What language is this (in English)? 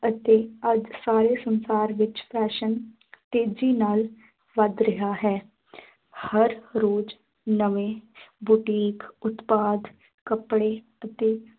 Punjabi